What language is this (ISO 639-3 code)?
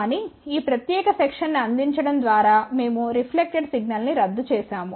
tel